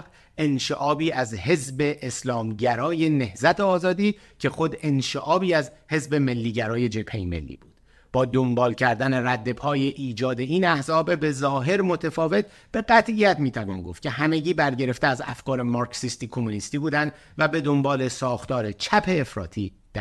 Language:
Persian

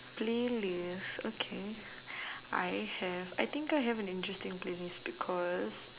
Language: English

